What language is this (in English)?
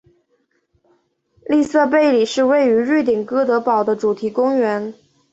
Chinese